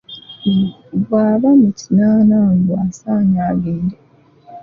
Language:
Ganda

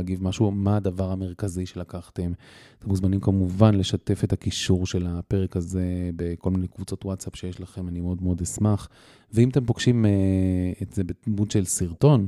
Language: Hebrew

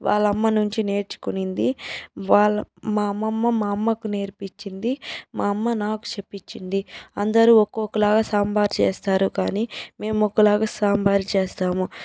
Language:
Telugu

